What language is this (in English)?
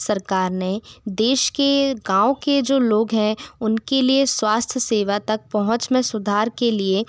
Hindi